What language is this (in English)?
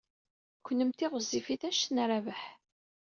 Kabyle